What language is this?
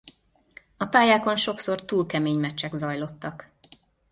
Hungarian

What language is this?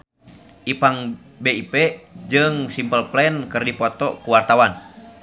Sundanese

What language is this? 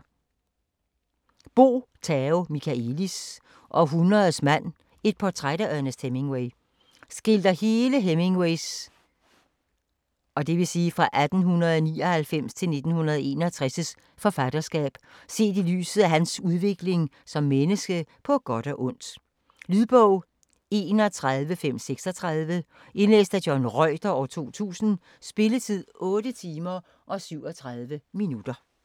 Danish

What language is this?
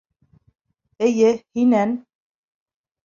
Bashkir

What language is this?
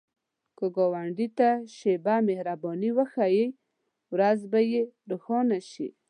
Pashto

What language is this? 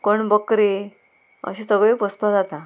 Konkani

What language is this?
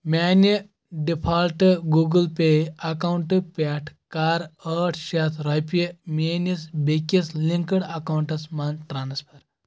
Kashmiri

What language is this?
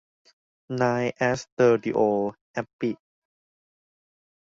Thai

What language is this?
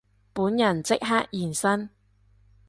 Cantonese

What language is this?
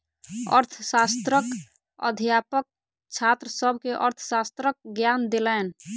Maithili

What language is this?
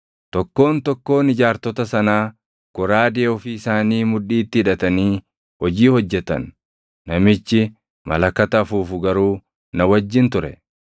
Oromo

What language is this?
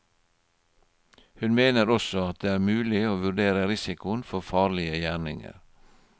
Norwegian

